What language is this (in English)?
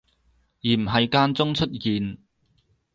Cantonese